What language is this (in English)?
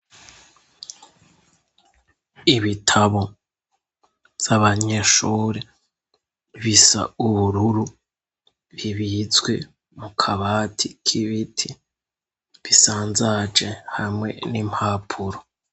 Rundi